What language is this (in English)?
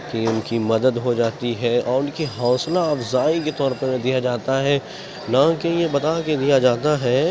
Urdu